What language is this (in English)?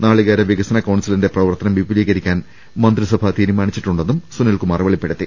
Malayalam